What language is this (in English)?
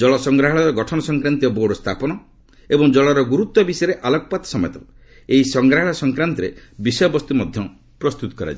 Odia